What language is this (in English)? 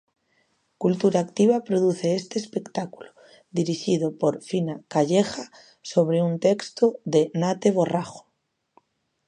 Galician